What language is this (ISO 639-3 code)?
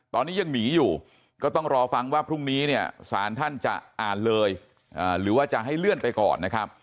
tha